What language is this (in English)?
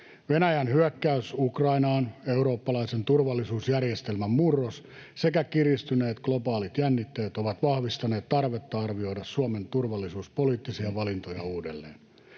Finnish